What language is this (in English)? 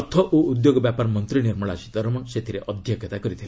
Odia